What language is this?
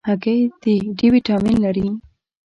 Pashto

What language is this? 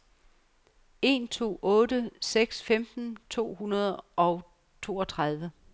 Danish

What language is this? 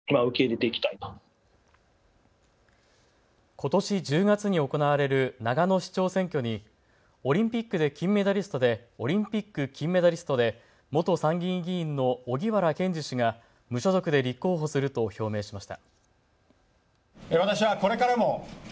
Japanese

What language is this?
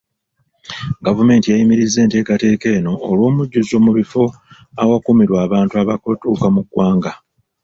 Ganda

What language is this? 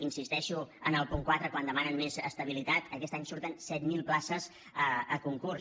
Catalan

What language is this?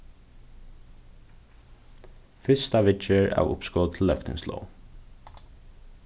Faroese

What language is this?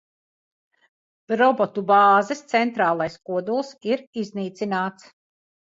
Latvian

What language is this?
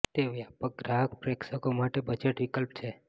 Gujarati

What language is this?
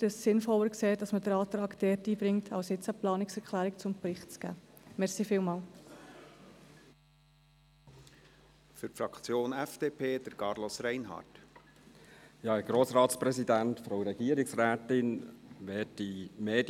Swiss German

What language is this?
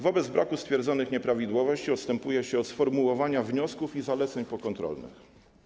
Polish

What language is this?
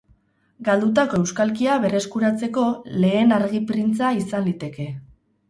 Basque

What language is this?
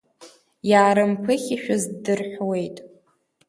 Abkhazian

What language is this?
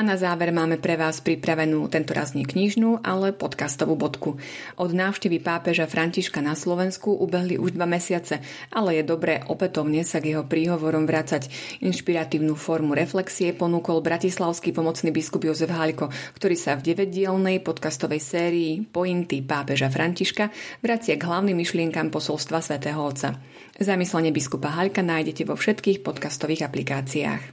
Slovak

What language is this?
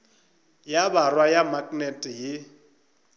Northern Sotho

